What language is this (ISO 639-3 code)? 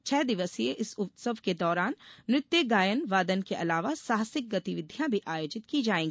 hin